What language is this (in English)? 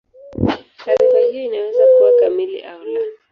Swahili